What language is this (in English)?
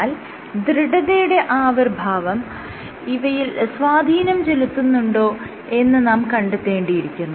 Malayalam